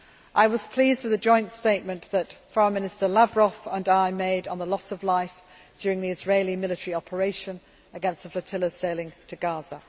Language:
English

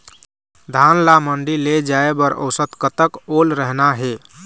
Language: Chhattisgarhi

